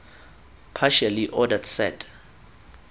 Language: Tswana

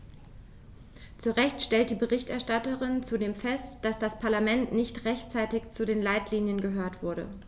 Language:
German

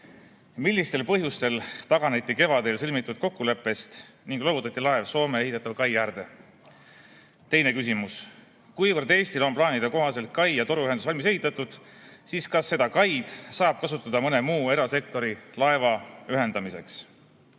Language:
Estonian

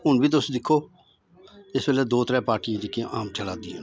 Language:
Dogri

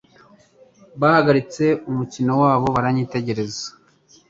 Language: Kinyarwanda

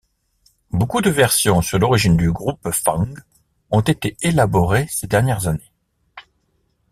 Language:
French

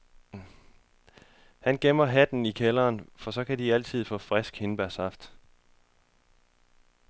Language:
Danish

